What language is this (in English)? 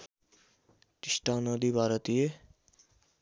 Nepali